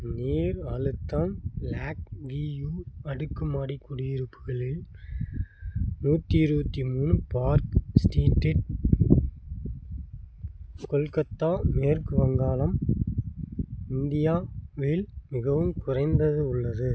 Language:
Tamil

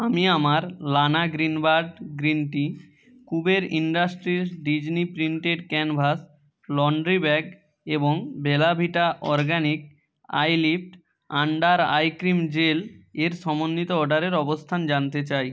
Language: Bangla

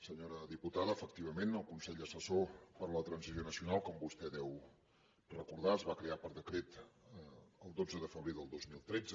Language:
Catalan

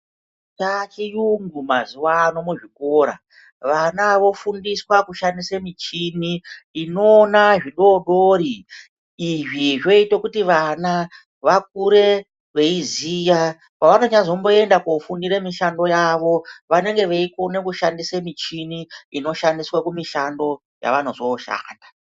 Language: Ndau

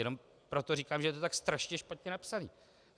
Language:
Czech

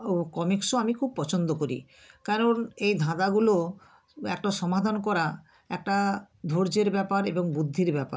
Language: Bangla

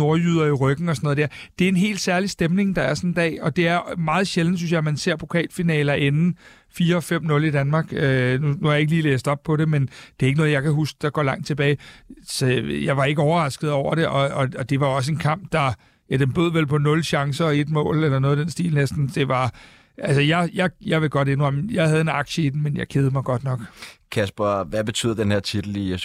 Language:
Danish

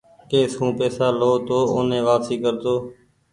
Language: Goaria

